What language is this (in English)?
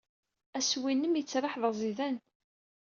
Kabyle